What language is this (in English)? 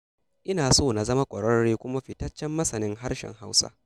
Hausa